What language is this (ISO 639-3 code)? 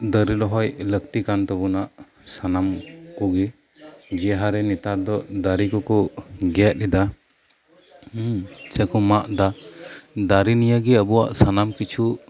sat